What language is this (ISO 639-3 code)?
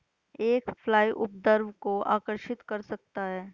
hin